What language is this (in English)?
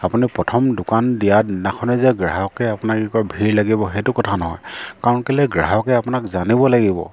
Assamese